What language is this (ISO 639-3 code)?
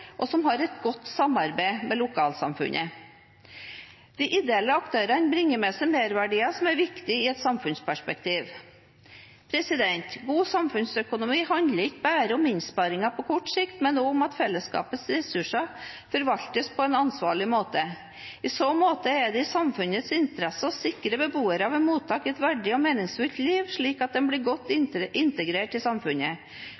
nob